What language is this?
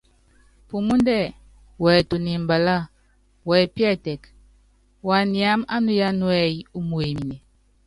Yangben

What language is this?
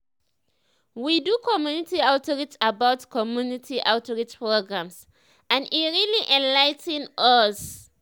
Nigerian Pidgin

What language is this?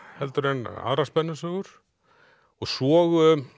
Icelandic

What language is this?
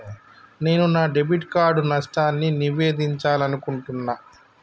Telugu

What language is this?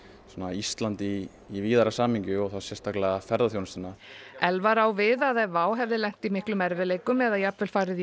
Icelandic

